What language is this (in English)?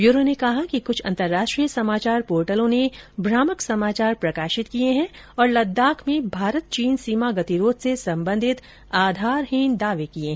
Hindi